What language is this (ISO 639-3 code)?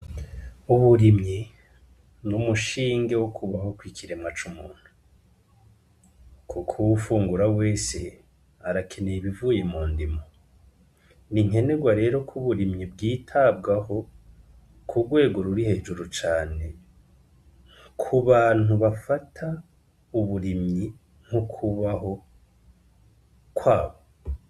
run